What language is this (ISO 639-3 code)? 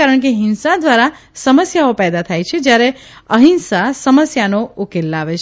guj